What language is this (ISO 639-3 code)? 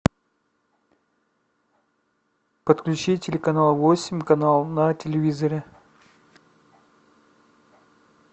rus